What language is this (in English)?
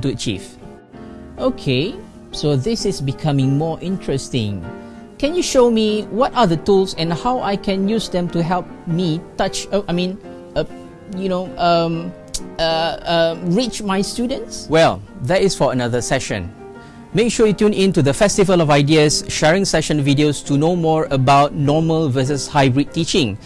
Vietnamese